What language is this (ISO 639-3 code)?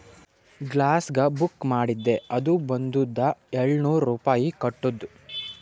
kan